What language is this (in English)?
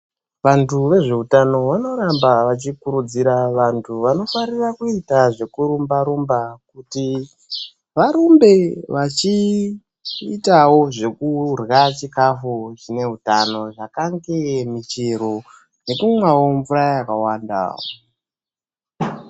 Ndau